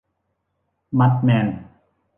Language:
Thai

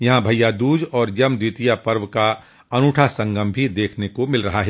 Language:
Hindi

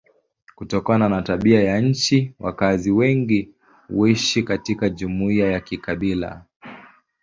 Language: Swahili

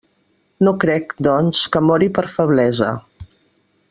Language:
Catalan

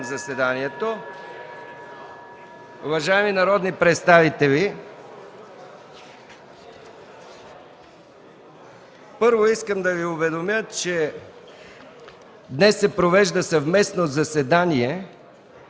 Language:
Bulgarian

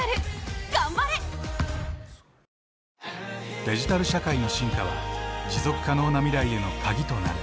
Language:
Japanese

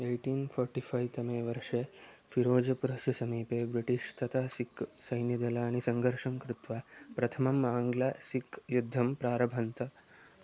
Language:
Sanskrit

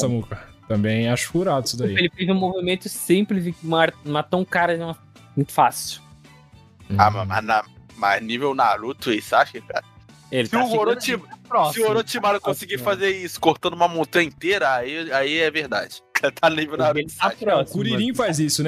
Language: Portuguese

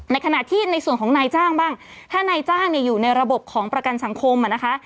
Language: Thai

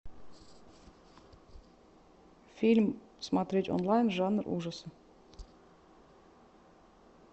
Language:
Russian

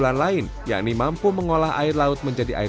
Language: Indonesian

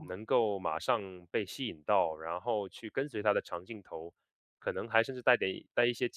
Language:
Chinese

